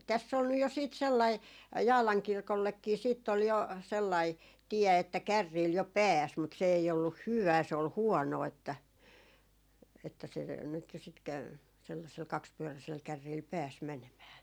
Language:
Finnish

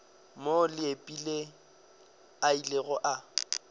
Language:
Northern Sotho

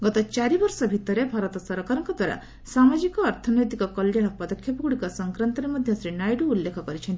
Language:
Odia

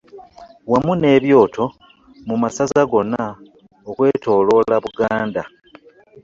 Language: Ganda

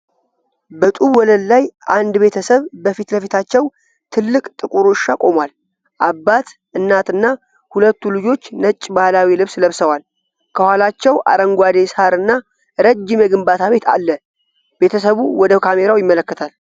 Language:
Amharic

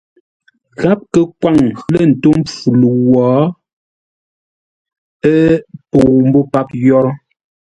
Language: Ngombale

